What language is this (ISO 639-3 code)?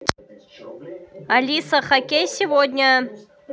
rus